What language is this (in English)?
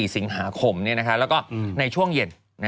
Thai